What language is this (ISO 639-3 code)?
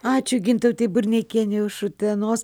lit